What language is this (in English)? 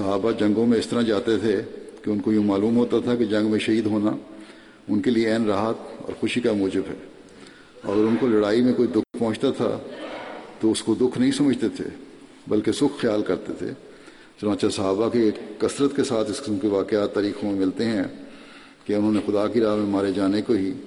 Urdu